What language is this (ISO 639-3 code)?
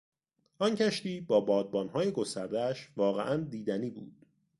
fas